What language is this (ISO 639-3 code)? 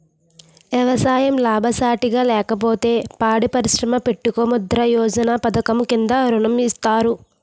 tel